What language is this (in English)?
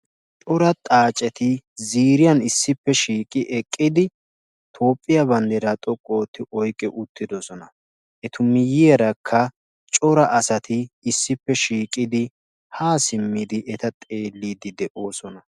Wolaytta